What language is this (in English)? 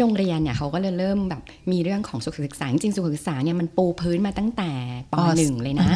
Thai